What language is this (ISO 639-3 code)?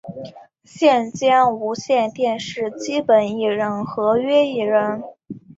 zho